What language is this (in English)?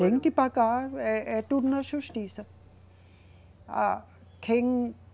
Portuguese